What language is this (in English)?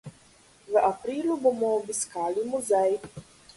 Slovenian